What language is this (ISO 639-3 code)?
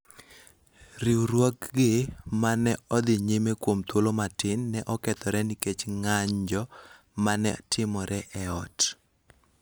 luo